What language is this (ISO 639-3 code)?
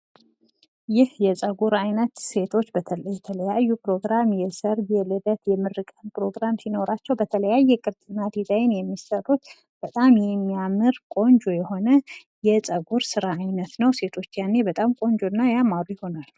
amh